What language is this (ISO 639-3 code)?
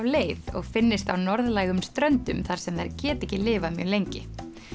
isl